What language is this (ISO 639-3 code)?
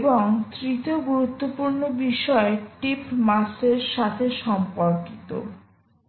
ben